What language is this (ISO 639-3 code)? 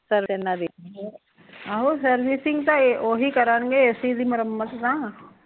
pan